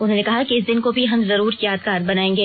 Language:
Hindi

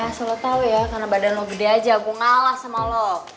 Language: Indonesian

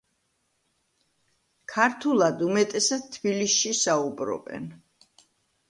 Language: Georgian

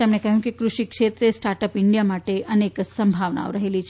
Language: Gujarati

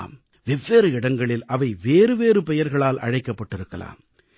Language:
Tamil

